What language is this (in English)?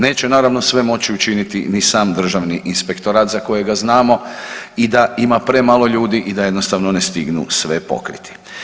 Croatian